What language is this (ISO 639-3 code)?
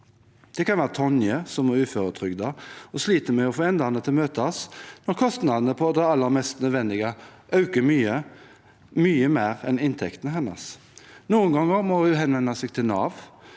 nor